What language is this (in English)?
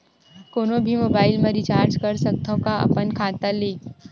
Chhattisgarhi